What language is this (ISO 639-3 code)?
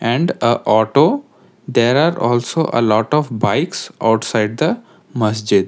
eng